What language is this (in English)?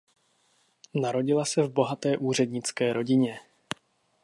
Czech